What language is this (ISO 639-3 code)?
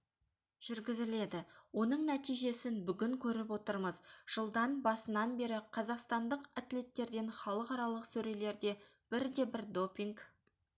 kaz